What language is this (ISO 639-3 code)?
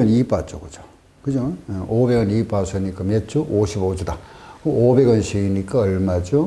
kor